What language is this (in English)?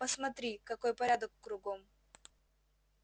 Russian